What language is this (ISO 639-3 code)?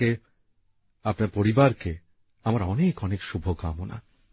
ben